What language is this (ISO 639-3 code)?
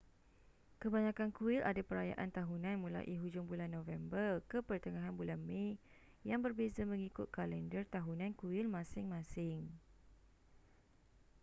msa